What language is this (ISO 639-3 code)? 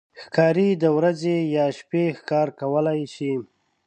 pus